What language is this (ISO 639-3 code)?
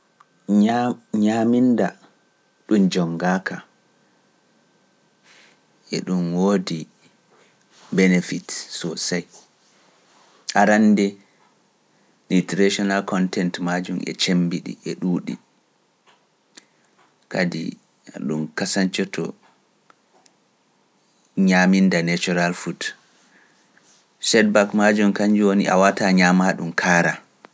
fuf